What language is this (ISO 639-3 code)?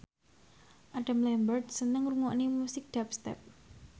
jav